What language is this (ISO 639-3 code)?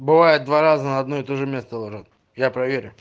rus